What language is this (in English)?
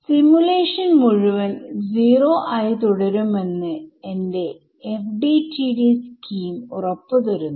Malayalam